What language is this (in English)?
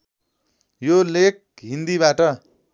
Nepali